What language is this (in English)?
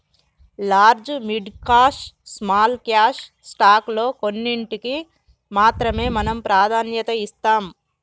Telugu